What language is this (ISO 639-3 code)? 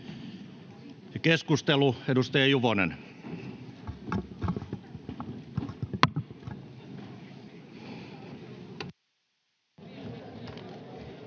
fin